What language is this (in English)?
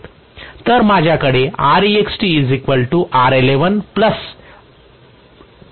Marathi